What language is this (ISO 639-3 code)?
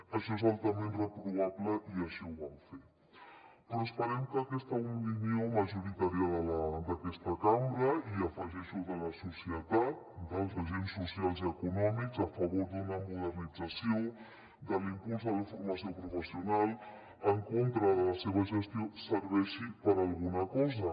cat